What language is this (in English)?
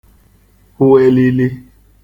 Igbo